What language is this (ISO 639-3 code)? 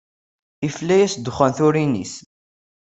kab